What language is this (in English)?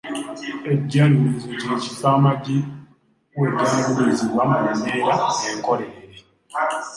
Ganda